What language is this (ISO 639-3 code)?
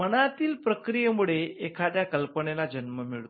mar